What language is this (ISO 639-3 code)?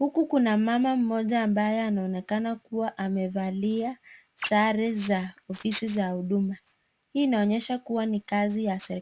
swa